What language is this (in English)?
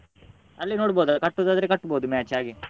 Kannada